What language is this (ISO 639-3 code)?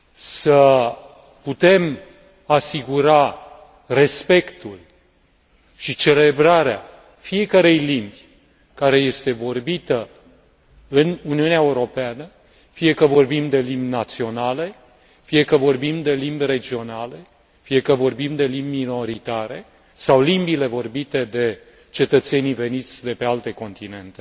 ron